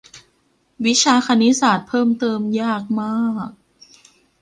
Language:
Thai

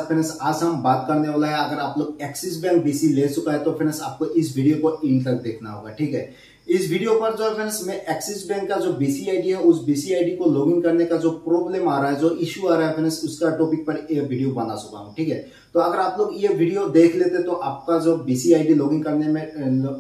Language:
Hindi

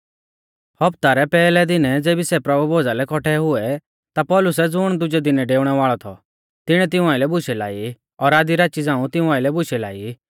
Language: Mahasu Pahari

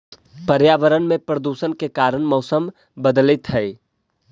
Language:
Magahi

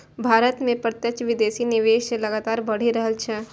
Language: Maithili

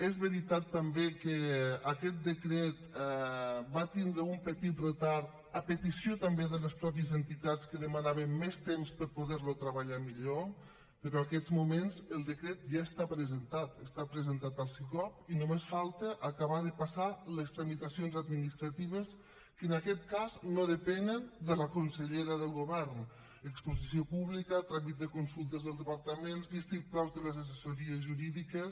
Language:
Catalan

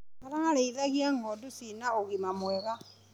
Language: Kikuyu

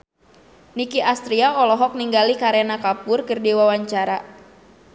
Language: Sundanese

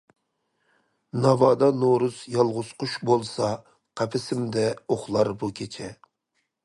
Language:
Uyghur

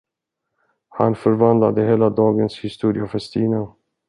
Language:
Swedish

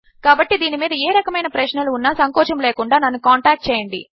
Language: Telugu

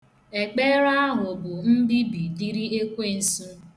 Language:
Igbo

